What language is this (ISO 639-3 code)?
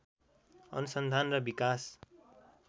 nep